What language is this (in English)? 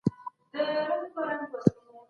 Pashto